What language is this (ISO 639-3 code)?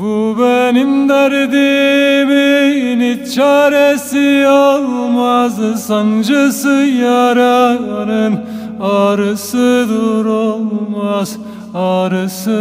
tur